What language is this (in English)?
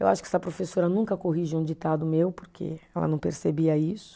Portuguese